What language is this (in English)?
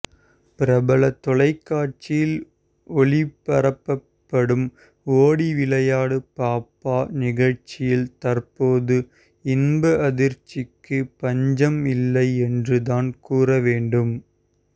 Tamil